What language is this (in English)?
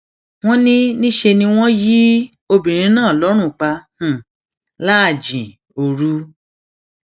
Yoruba